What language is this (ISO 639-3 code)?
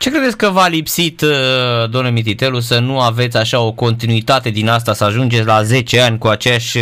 ron